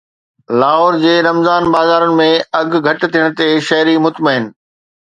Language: Sindhi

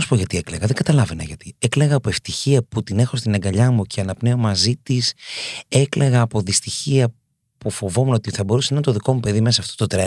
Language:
Greek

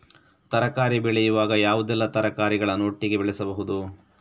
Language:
Kannada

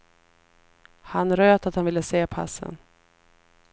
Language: Swedish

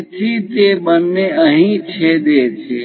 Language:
Gujarati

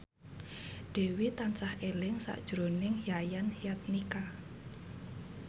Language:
Javanese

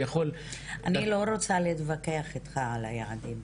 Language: Hebrew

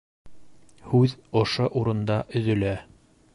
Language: Bashkir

